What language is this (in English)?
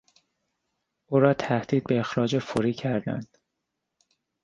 Persian